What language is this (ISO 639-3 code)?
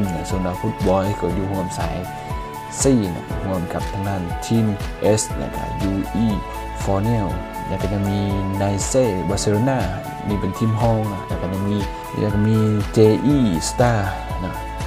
tha